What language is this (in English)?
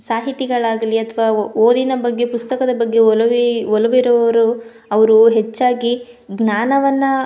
Kannada